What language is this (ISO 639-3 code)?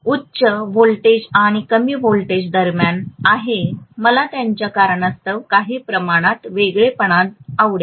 mar